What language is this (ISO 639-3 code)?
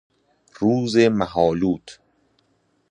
fas